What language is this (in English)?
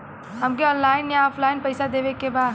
Bhojpuri